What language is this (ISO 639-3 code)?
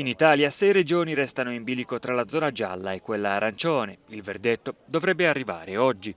ita